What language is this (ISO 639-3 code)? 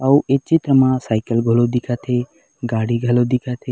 hne